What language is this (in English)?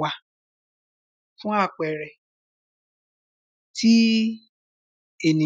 Yoruba